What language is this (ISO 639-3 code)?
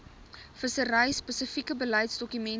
afr